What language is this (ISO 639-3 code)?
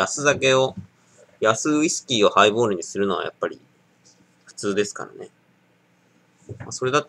jpn